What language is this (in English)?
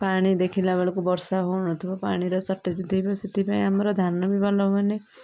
Odia